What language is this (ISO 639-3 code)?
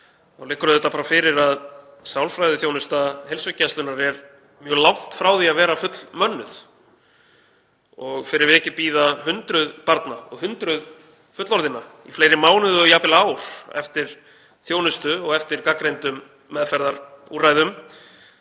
isl